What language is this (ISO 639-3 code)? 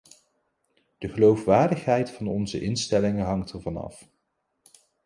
nld